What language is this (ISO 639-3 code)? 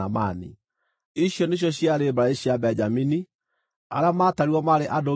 kik